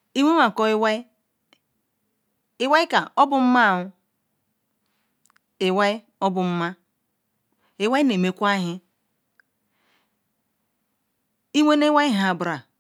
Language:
Ikwere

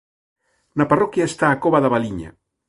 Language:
Galician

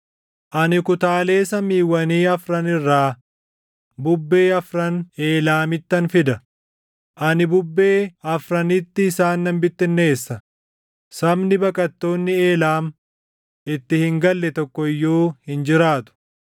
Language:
Oromo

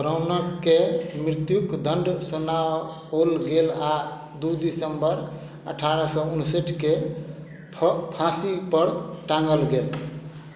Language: Maithili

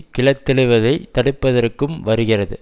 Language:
Tamil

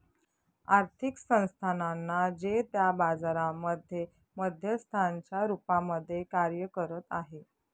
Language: Marathi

